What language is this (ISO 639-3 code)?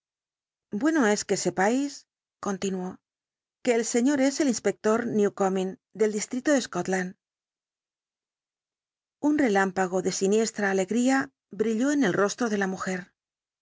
spa